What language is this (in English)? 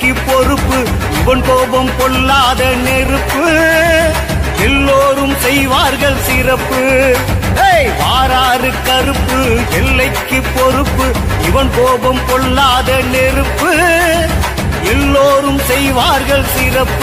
Arabic